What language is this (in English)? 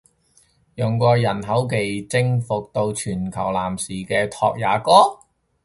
Cantonese